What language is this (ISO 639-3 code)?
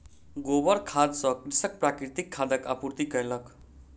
mai